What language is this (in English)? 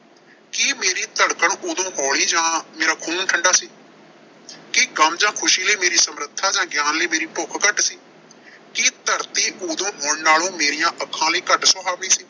Punjabi